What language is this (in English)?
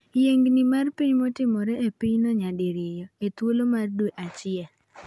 Luo (Kenya and Tanzania)